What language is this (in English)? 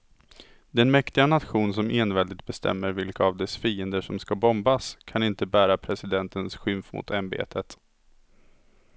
Swedish